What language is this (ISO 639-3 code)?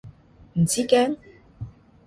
yue